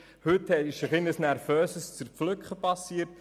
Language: Swiss German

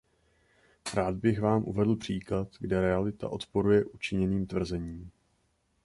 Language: Czech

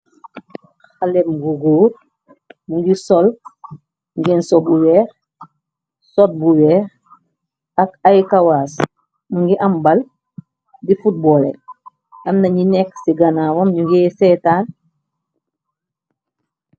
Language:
Wolof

